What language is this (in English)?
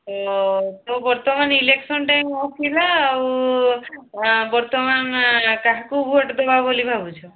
Odia